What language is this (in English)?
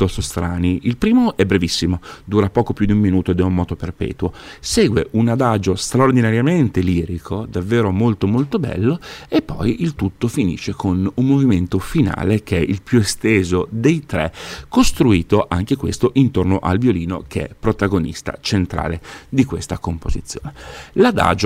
Italian